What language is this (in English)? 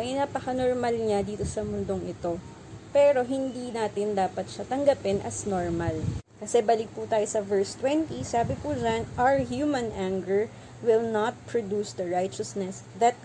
Filipino